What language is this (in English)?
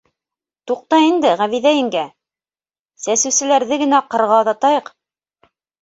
Bashkir